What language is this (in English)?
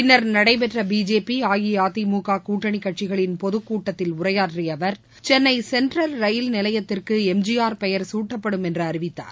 Tamil